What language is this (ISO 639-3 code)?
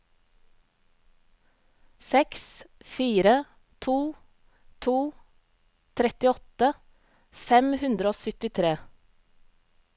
nor